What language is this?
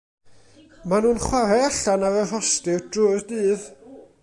Welsh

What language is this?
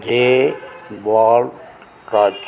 Tamil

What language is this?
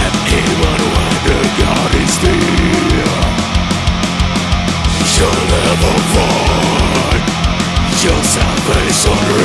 Slovak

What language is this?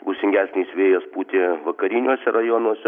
Lithuanian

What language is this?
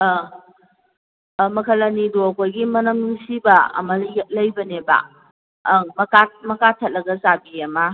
Manipuri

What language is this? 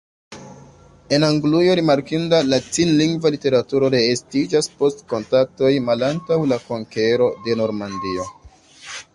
Esperanto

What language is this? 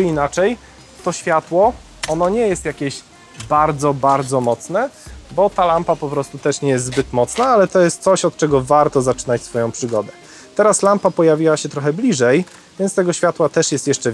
Polish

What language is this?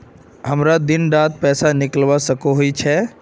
Magahi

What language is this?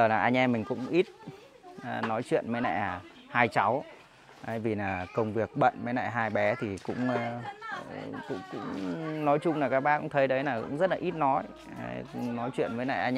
Vietnamese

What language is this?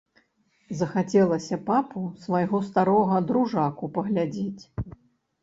Belarusian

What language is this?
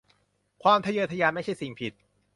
Thai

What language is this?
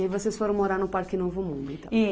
Portuguese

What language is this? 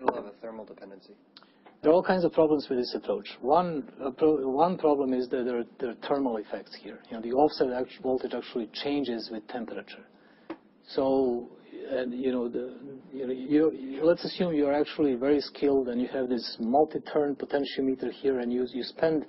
English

